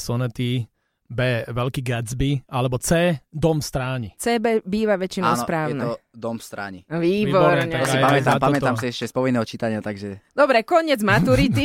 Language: Slovak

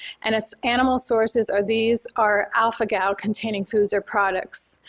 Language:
English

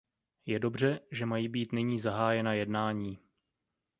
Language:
Czech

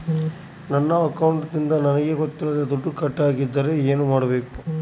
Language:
Kannada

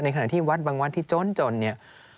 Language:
Thai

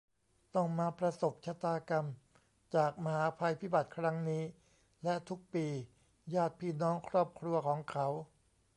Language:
Thai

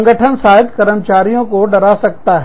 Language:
Hindi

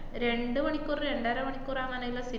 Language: Malayalam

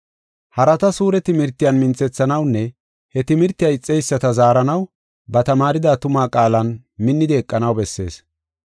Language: Gofa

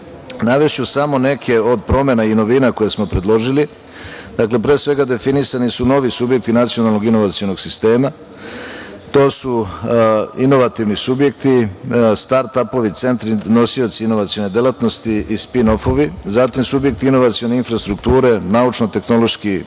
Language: Serbian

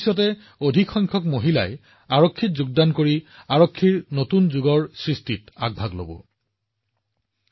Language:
Assamese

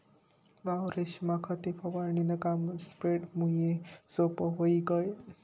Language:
Marathi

